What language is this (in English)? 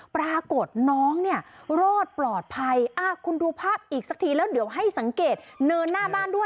Thai